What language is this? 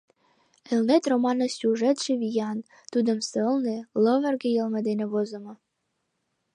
Mari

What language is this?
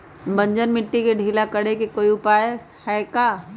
Magahi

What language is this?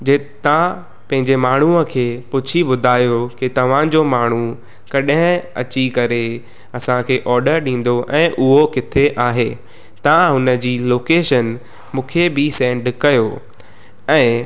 Sindhi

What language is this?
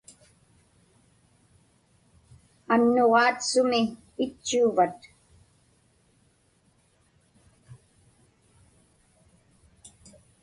Inupiaq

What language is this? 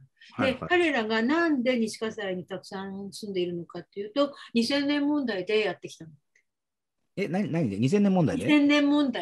Japanese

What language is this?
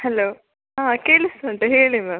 Kannada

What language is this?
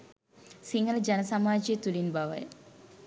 Sinhala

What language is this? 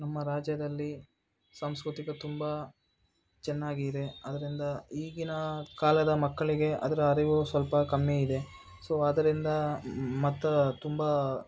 Kannada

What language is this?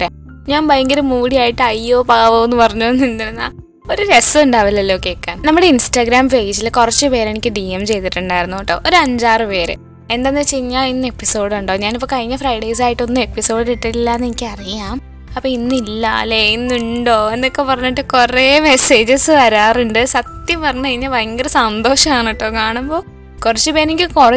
Malayalam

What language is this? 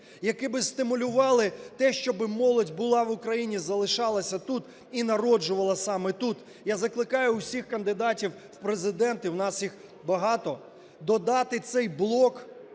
Ukrainian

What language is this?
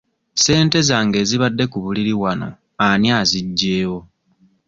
Ganda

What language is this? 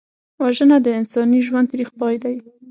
Pashto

